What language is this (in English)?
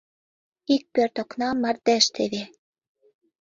Mari